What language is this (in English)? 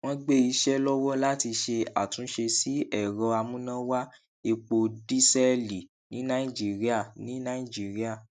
Yoruba